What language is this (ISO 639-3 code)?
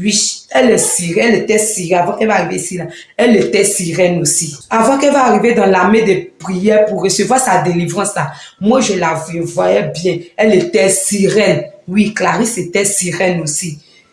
fra